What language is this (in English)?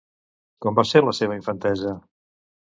Catalan